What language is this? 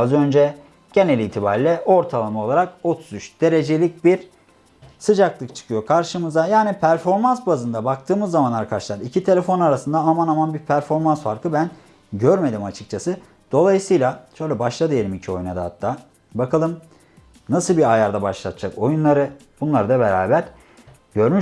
Turkish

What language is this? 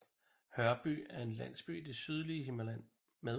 Danish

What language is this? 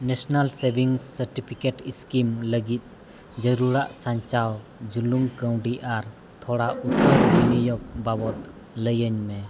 Santali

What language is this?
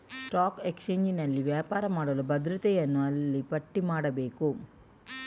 Kannada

